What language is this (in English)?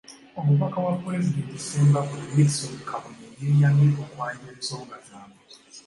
Ganda